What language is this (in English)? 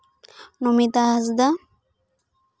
Santali